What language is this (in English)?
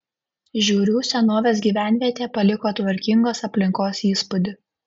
Lithuanian